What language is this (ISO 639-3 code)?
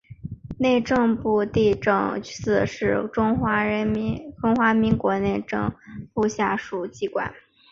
zho